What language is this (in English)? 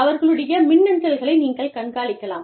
Tamil